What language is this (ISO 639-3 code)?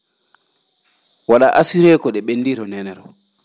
ful